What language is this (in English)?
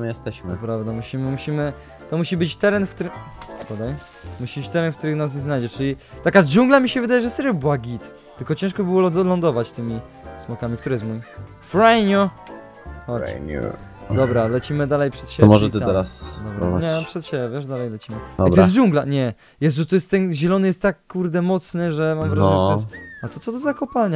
Polish